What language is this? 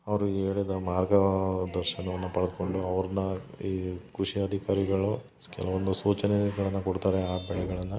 Kannada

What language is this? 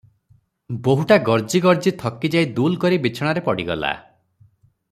Odia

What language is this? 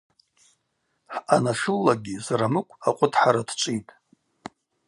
Abaza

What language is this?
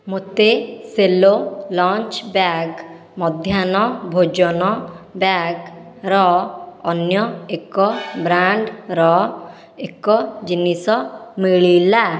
Odia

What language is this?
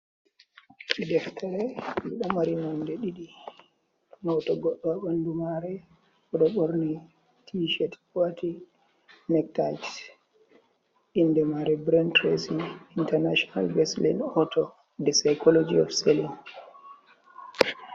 Fula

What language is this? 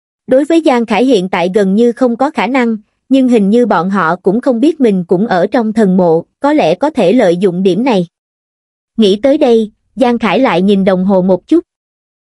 Vietnamese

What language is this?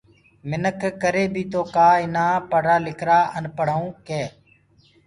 Gurgula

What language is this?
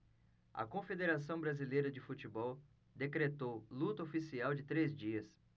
Portuguese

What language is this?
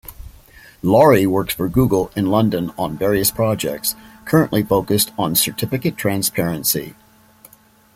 English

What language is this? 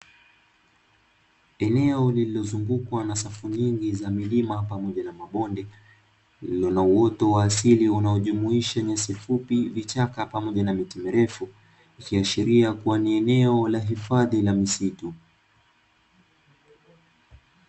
Swahili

